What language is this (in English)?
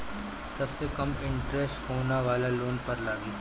Bhojpuri